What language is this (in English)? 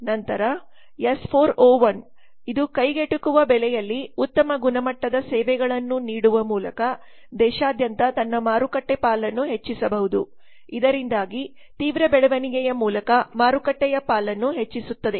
Kannada